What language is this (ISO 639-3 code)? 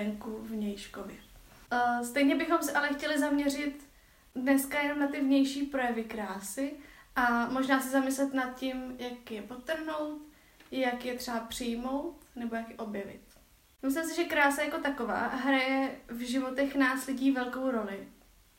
ces